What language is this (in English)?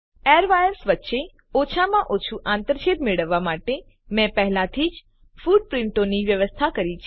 Gujarati